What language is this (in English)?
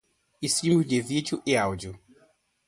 Portuguese